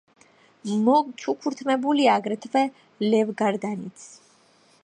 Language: Georgian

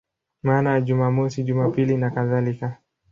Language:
Swahili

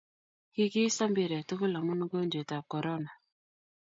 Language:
Kalenjin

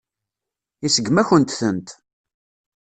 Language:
Kabyle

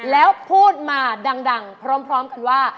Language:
Thai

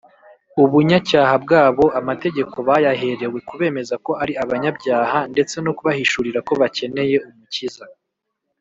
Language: Kinyarwanda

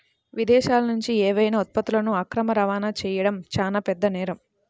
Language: Telugu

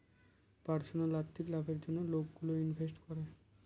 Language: Bangla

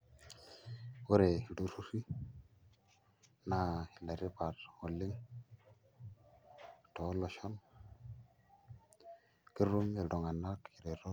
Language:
Masai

